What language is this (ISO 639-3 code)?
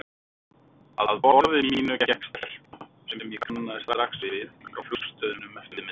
isl